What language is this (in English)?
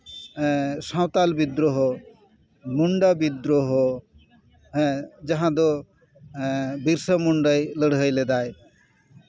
Santali